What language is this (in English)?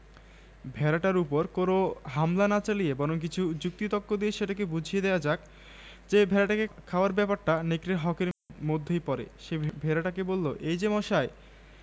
Bangla